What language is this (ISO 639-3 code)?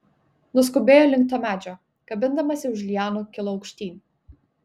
lit